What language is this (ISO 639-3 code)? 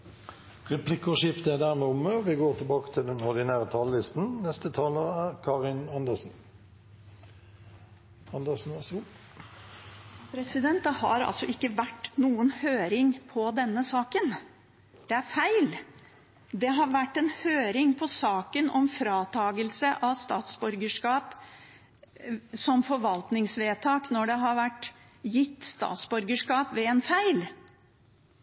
nor